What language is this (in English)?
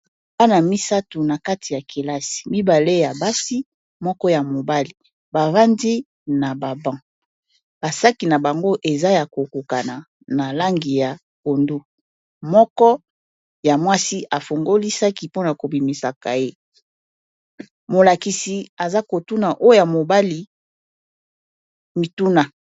Lingala